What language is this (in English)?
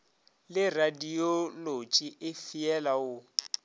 Northern Sotho